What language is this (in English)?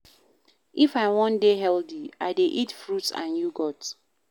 Nigerian Pidgin